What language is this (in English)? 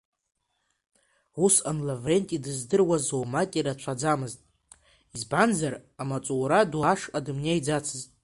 Abkhazian